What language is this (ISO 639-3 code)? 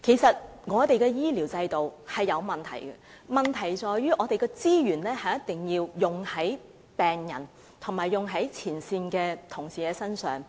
yue